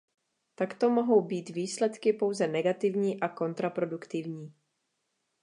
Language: Czech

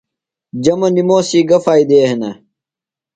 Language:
Phalura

